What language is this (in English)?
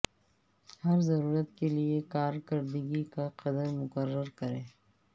Urdu